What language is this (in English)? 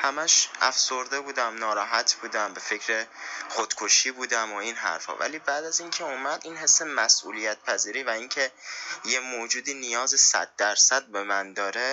Persian